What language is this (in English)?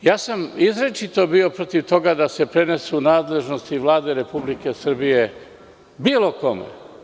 Serbian